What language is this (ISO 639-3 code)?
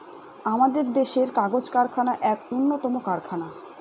ben